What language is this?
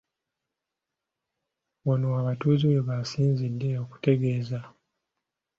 Ganda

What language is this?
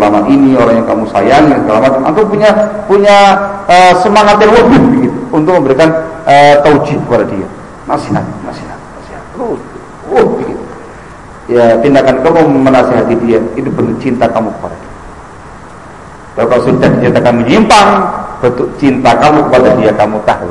Indonesian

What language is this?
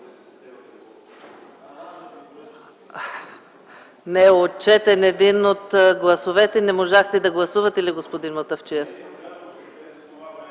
Bulgarian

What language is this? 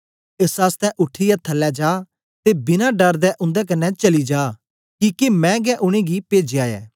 Dogri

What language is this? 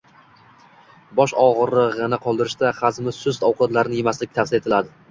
Uzbek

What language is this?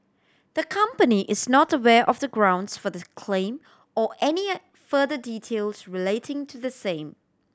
English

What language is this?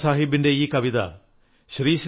Malayalam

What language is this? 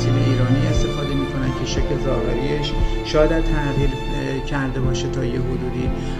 Persian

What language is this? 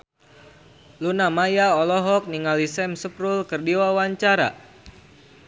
Sundanese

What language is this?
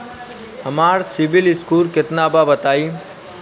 Bhojpuri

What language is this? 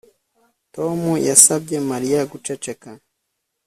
Kinyarwanda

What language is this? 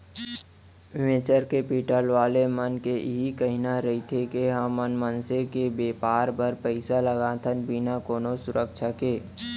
Chhattisgarhi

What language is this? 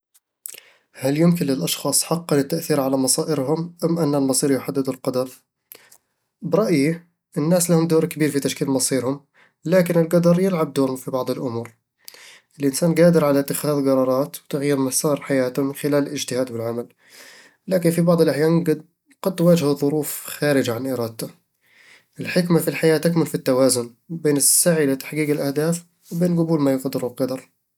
Eastern Egyptian Bedawi Arabic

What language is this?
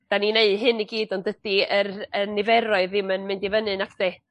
Welsh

